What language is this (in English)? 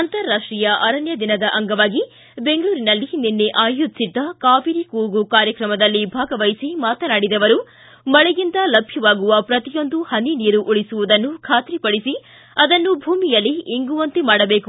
Kannada